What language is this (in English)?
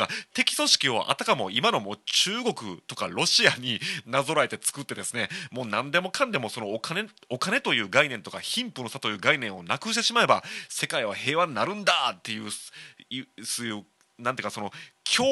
Japanese